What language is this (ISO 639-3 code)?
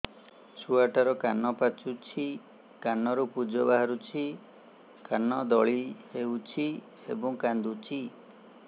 ori